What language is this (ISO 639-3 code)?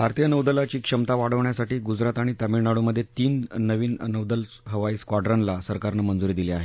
mar